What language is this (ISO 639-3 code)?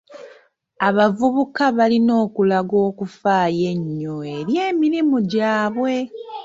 lug